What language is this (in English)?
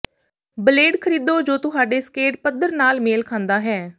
Punjabi